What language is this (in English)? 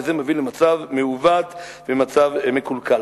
Hebrew